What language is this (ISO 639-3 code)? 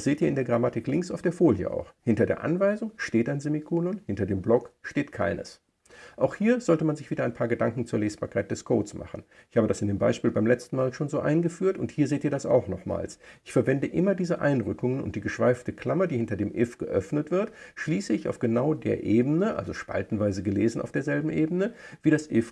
deu